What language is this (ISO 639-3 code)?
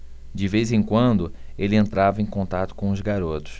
por